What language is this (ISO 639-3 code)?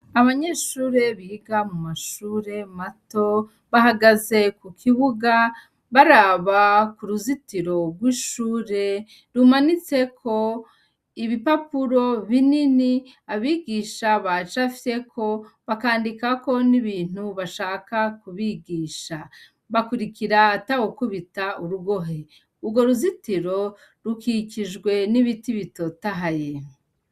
run